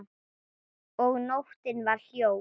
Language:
Icelandic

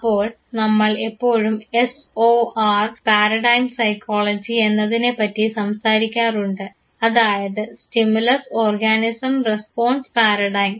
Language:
Malayalam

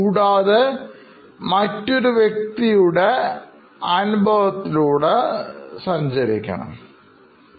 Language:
Malayalam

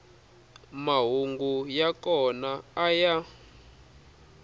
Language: Tsonga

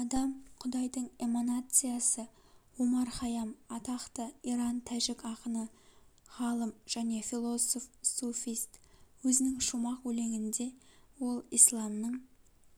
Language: Kazakh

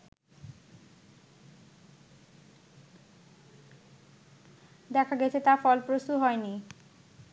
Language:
Bangla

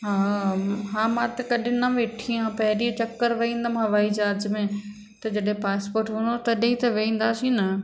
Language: Sindhi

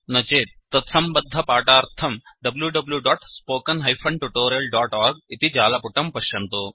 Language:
Sanskrit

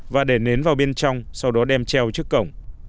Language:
Vietnamese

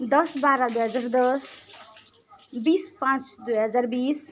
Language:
Nepali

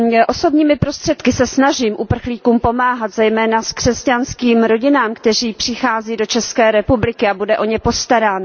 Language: Czech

